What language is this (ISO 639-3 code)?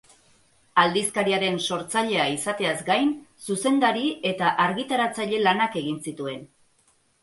eus